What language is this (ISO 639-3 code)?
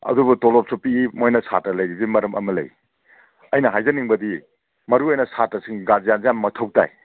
mni